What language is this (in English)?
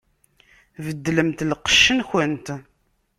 Kabyle